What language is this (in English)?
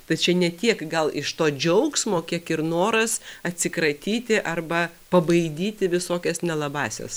Lithuanian